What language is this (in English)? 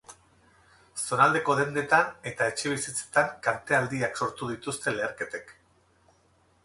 Basque